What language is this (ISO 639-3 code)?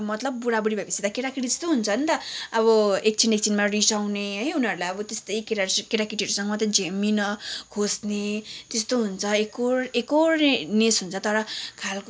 nep